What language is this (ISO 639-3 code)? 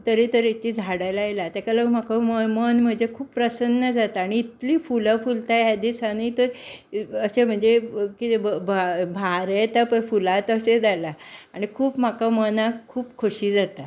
kok